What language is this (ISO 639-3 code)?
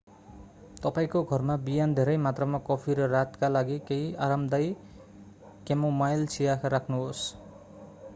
nep